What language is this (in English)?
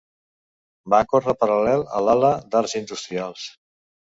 Catalan